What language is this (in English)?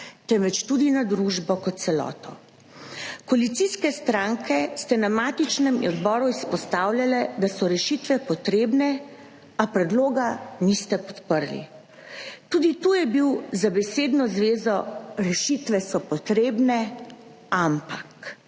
Slovenian